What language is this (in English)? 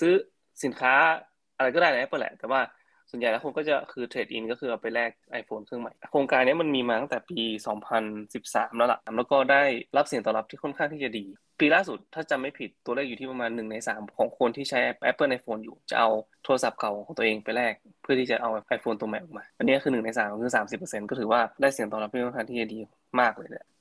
Thai